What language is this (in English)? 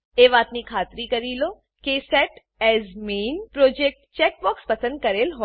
Gujarati